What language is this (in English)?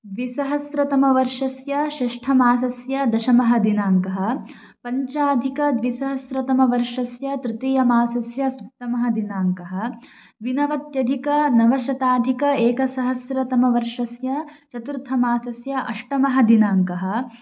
Sanskrit